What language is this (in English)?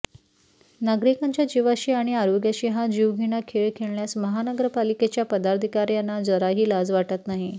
Marathi